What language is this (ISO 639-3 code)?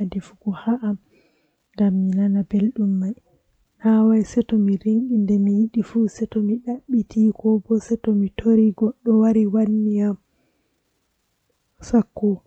fuh